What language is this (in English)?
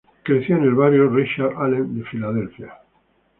Spanish